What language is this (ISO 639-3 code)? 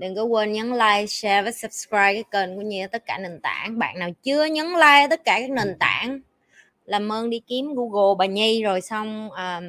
vie